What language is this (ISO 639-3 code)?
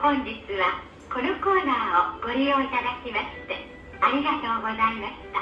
jpn